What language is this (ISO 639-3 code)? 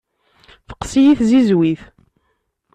kab